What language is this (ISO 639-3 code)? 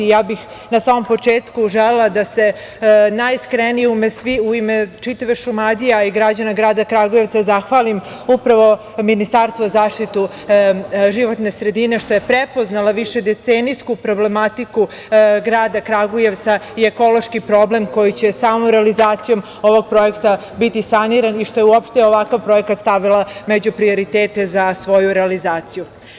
srp